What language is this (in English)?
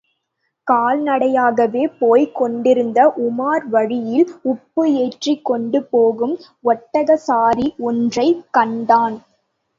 Tamil